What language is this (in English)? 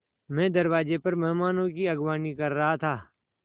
Hindi